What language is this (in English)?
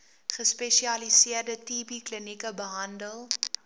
Afrikaans